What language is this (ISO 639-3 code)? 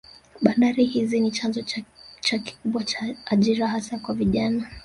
swa